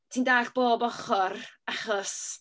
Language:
Welsh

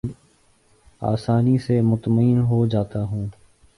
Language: Urdu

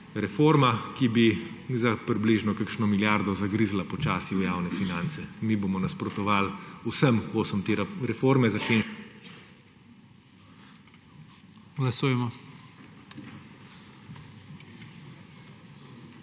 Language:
Slovenian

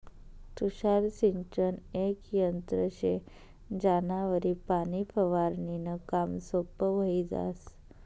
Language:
Marathi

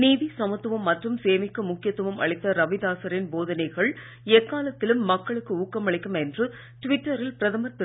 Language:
Tamil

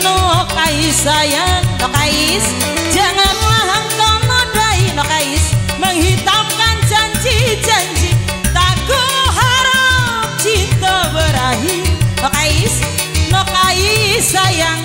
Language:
Indonesian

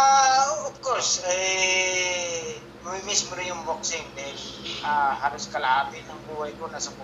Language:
Filipino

